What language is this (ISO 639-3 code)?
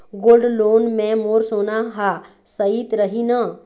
hne